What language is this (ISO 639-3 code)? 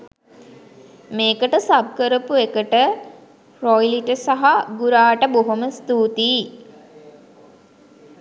sin